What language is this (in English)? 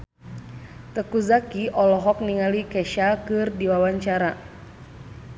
Sundanese